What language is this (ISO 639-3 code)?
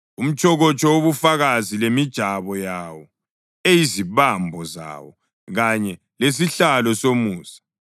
nde